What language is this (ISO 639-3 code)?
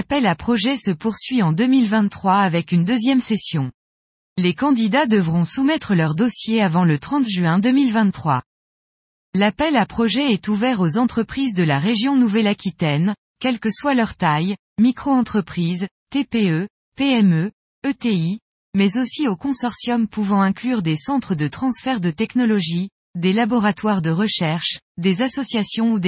fra